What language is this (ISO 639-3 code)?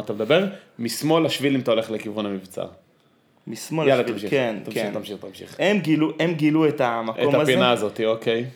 heb